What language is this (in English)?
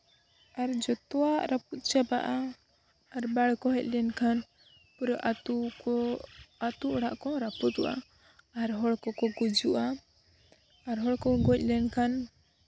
Santali